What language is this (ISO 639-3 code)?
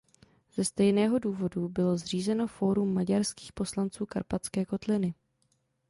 ces